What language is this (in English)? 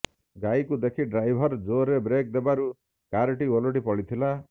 Odia